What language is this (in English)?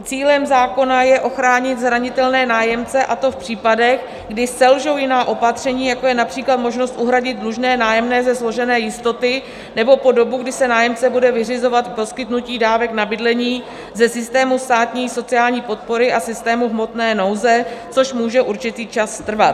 Czech